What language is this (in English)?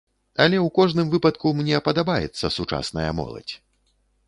Belarusian